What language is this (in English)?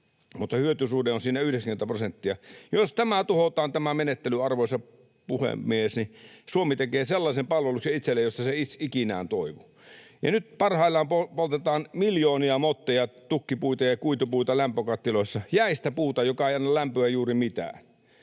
Finnish